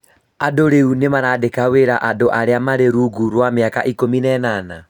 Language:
Kikuyu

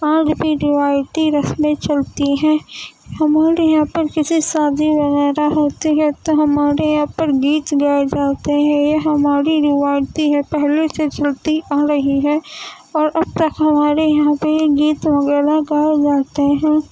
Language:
Urdu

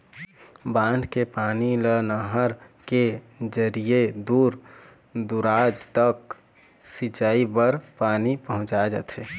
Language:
Chhattisgarhi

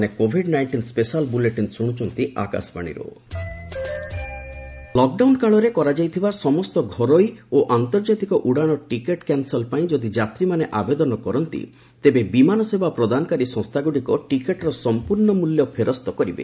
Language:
Odia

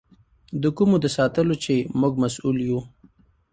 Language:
Pashto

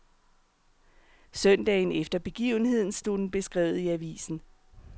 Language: Danish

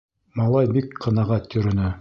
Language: Bashkir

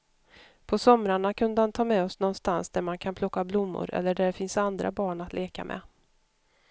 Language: Swedish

